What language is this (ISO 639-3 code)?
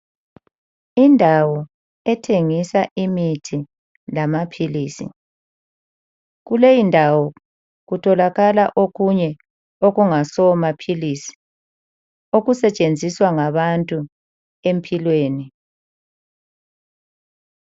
nde